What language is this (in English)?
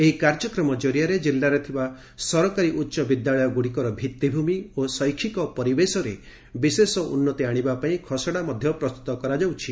Odia